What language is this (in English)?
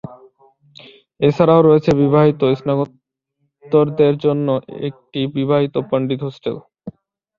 Bangla